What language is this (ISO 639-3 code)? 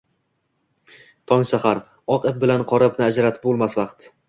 uzb